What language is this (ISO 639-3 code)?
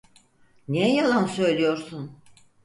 tur